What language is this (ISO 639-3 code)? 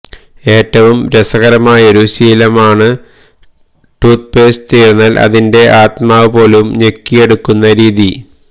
mal